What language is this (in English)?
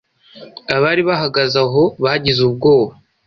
Kinyarwanda